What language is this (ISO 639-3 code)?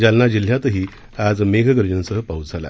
mar